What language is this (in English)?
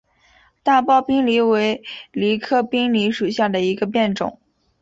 Chinese